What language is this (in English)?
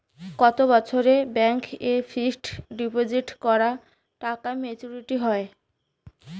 Bangla